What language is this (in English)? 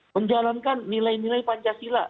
Indonesian